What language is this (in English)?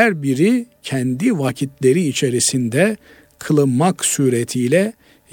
Turkish